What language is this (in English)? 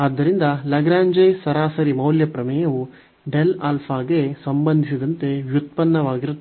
Kannada